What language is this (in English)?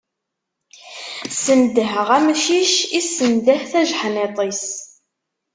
Kabyle